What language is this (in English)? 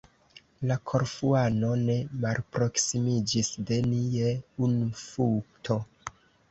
Esperanto